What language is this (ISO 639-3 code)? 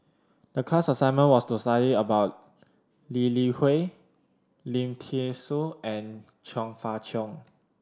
eng